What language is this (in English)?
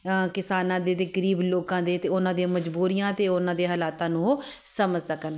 Punjabi